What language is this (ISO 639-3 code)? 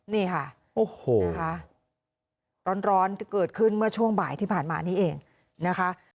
tha